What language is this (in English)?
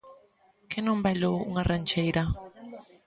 Galician